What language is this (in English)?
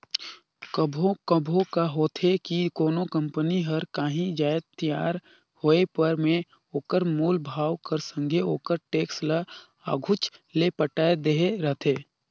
Chhattisgarhi